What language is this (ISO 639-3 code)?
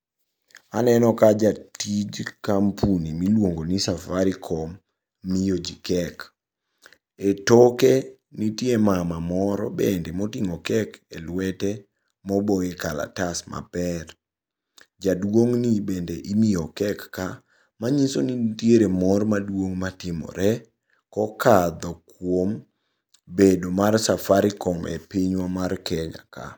luo